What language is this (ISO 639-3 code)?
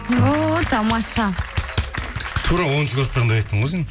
kaz